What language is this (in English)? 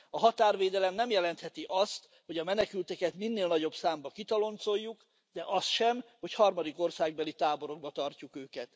Hungarian